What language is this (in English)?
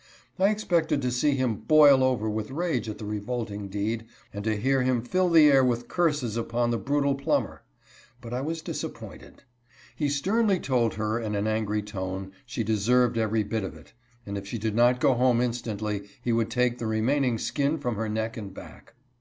English